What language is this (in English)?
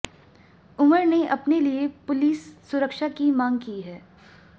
Hindi